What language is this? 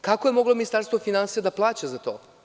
Serbian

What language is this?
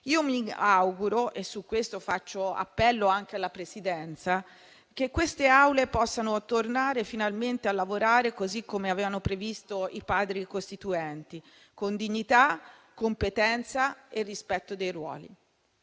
Italian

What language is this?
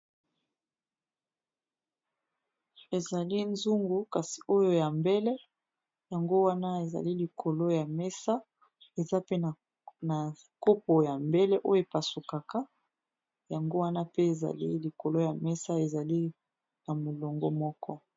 Lingala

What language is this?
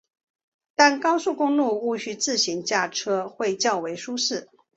Chinese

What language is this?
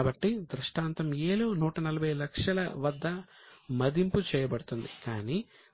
Telugu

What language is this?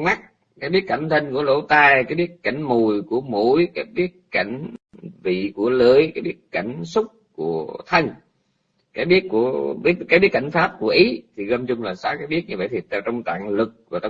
Vietnamese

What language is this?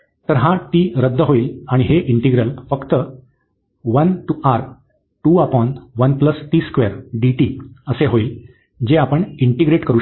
Marathi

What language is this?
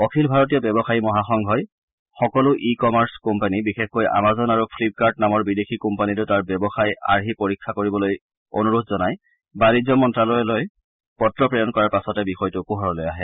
Assamese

